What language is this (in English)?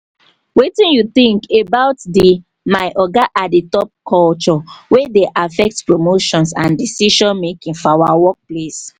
Nigerian Pidgin